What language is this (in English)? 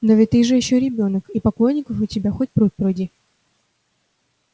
Russian